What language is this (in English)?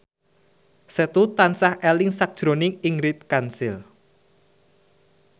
Javanese